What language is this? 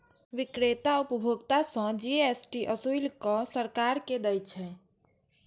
Maithili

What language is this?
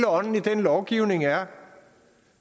Danish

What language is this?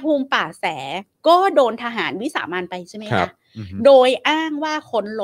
Thai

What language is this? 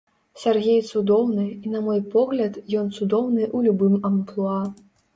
Belarusian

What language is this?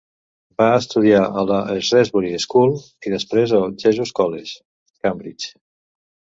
Catalan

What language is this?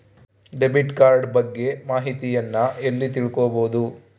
Kannada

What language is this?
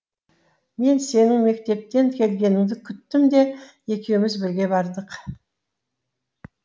Kazakh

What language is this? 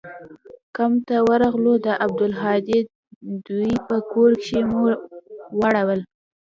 Pashto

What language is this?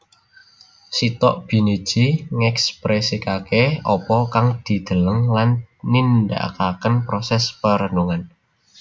Javanese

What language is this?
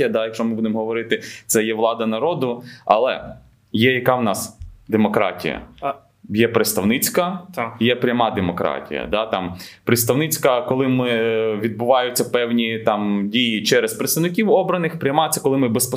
Ukrainian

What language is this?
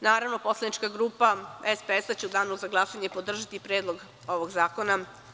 Serbian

